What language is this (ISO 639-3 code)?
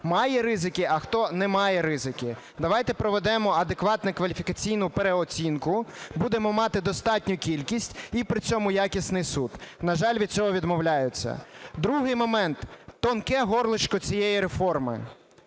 ukr